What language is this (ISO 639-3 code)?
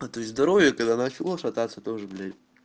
rus